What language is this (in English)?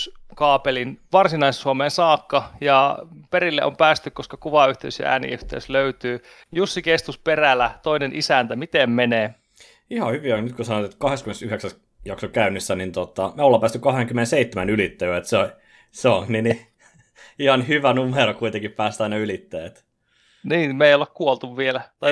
Finnish